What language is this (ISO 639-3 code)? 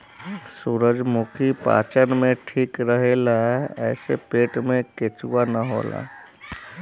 bho